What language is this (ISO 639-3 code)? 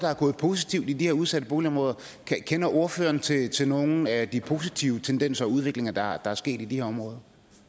dan